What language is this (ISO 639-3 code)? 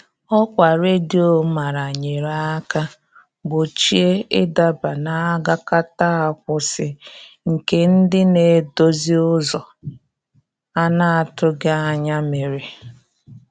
ibo